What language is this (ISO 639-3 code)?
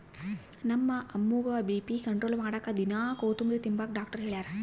kan